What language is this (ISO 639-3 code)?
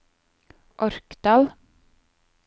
nor